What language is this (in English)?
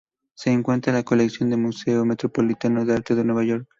Spanish